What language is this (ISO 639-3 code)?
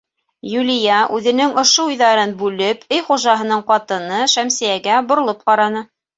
bak